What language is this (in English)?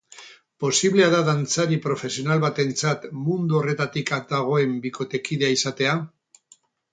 Basque